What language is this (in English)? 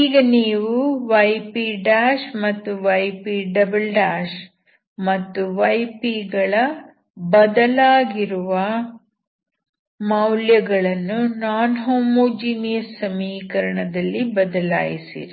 Kannada